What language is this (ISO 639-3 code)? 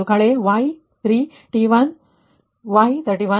kan